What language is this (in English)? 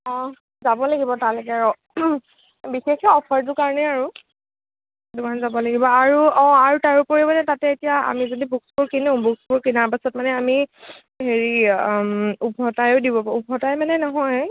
Assamese